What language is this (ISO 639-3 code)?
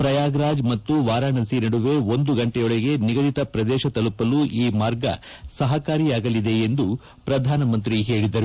kan